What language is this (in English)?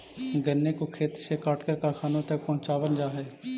Magahi